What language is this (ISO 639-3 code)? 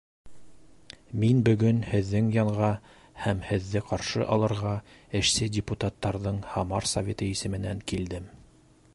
bak